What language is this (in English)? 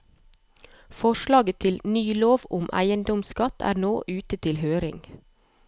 Norwegian